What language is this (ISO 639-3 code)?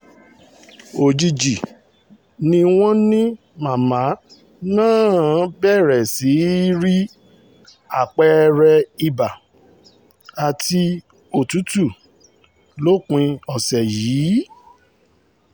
yor